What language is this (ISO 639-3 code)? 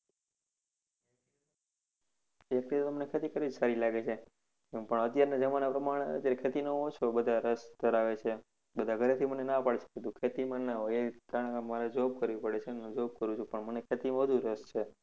guj